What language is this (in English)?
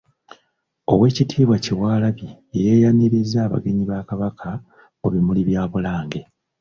Ganda